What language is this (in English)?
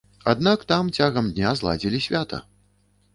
Belarusian